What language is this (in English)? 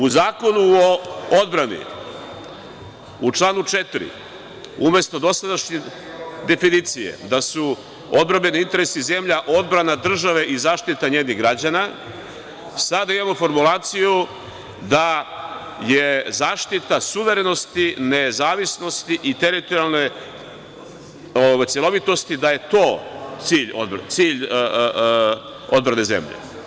Serbian